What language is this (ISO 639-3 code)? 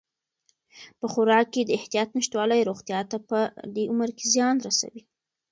pus